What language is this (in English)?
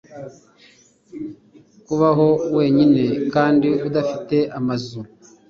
Kinyarwanda